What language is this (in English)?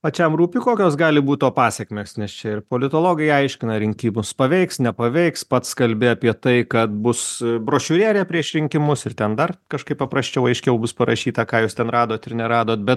Lithuanian